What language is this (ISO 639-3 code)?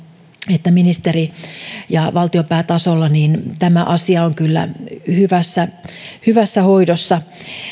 fin